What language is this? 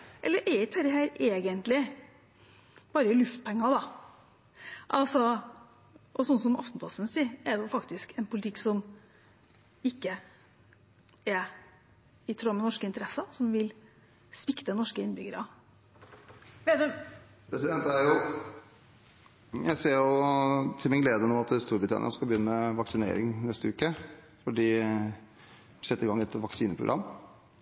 Norwegian Bokmål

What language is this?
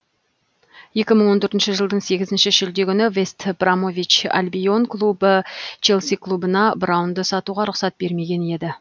Kazakh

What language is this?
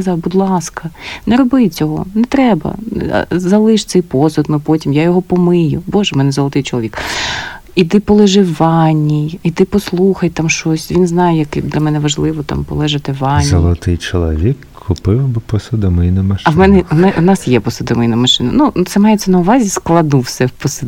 Ukrainian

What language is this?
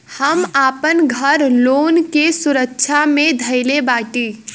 Bhojpuri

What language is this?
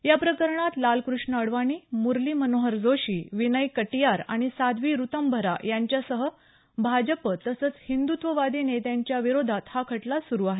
Marathi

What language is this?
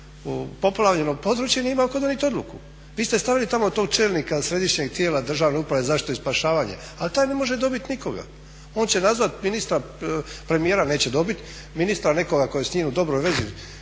Croatian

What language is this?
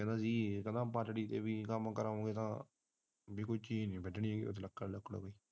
Punjabi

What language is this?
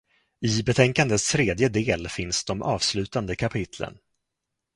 Swedish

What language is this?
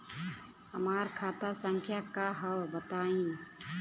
Bhojpuri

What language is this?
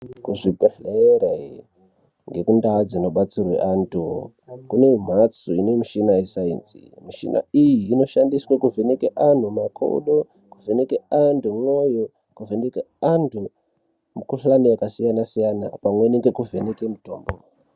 Ndau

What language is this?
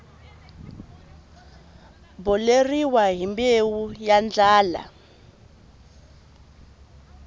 Tsonga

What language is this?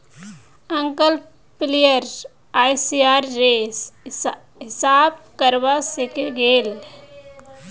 Magahi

